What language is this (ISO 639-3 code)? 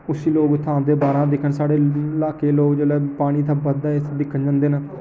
doi